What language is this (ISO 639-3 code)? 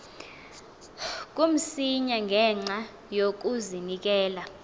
xho